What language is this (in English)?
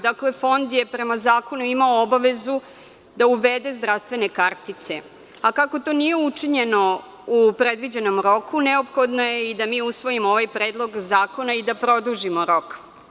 Serbian